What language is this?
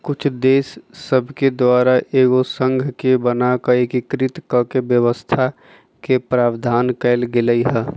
Magahi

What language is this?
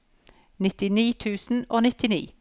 Norwegian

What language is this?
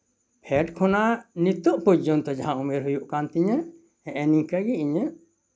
Santali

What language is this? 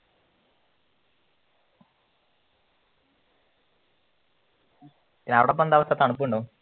Malayalam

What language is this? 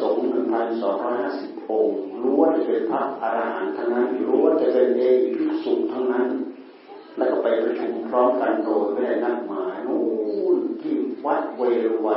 Thai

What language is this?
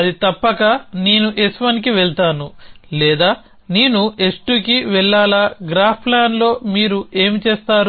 Telugu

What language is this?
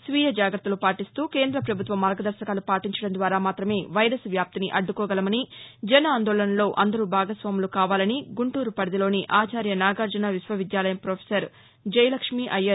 Telugu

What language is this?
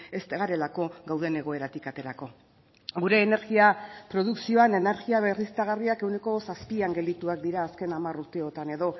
Basque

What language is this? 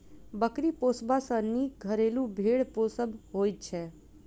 Maithili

